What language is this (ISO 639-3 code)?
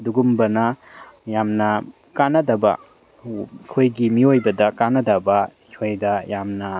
mni